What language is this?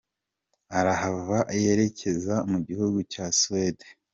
Kinyarwanda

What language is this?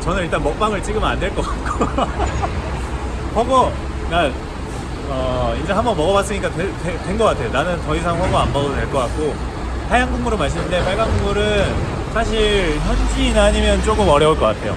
Korean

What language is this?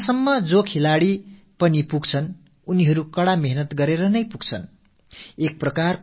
Tamil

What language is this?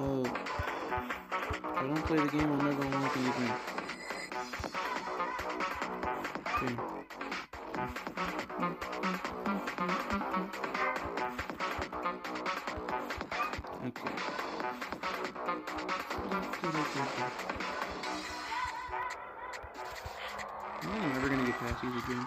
English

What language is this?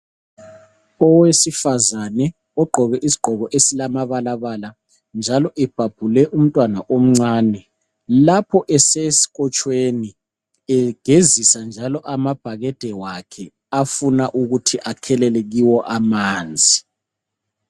North Ndebele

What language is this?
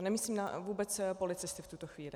Czech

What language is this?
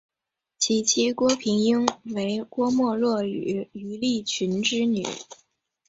Chinese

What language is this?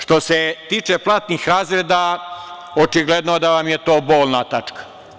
Serbian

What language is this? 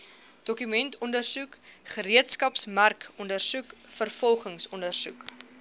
Afrikaans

